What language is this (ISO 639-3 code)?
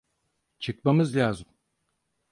tur